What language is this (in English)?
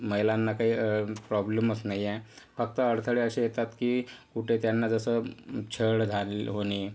Marathi